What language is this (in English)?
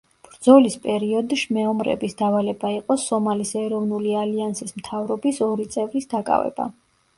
Georgian